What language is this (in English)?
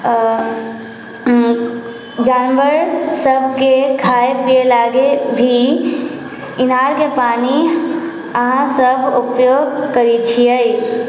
Maithili